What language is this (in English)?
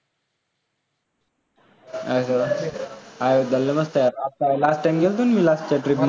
Marathi